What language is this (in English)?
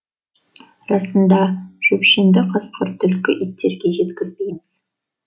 Kazakh